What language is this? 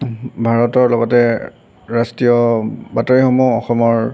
Assamese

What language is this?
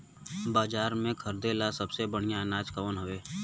Bhojpuri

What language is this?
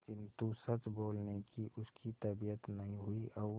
Hindi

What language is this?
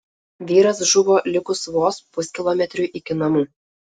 Lithuanian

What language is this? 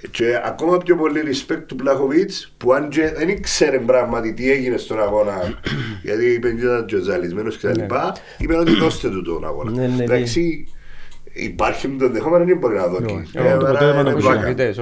Greek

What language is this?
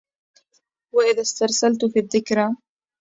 Arabic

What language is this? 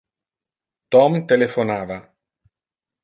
Interlingua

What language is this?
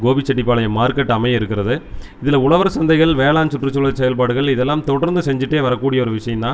Tamil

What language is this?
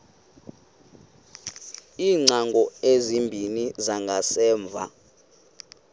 Xhosa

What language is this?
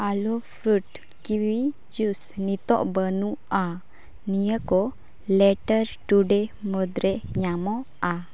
Santali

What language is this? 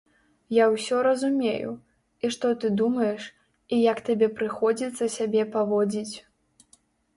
Belarusian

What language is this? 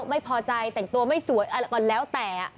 Thai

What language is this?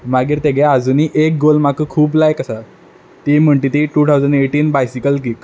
Konkani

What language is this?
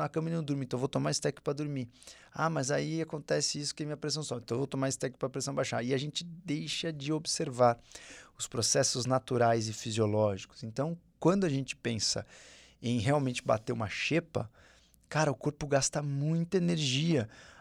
Portuguese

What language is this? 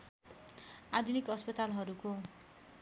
Nepali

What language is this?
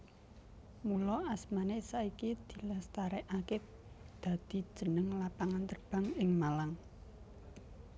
Javanese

